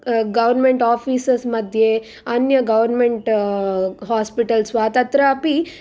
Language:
Sanskrit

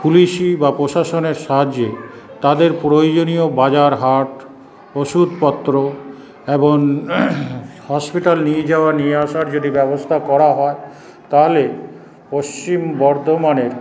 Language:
Bangla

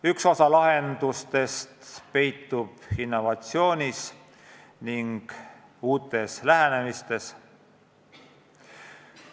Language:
Estonian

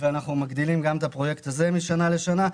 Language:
Hebrew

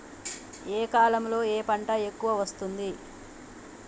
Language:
Telugu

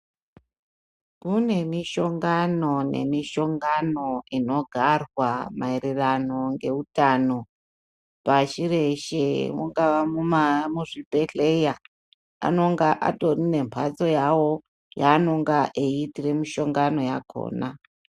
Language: Ndau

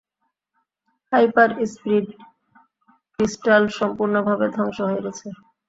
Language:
Bangla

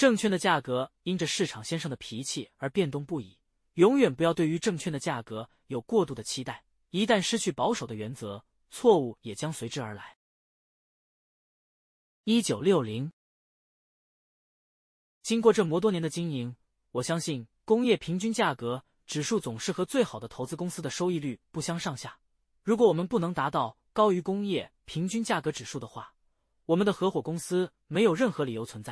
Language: Chinese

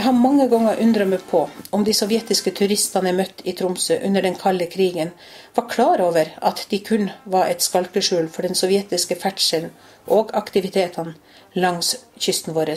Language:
Norwegian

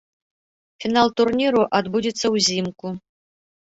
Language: Belarusian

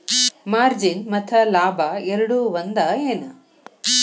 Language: Kannada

